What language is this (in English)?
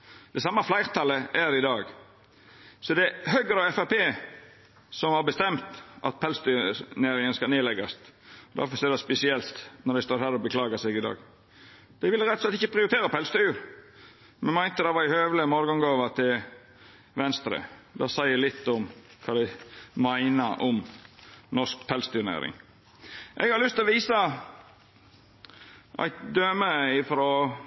Norwegian Nynorsk